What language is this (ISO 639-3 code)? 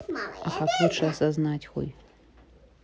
rus